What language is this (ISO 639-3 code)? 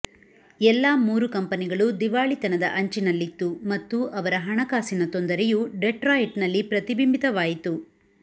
kan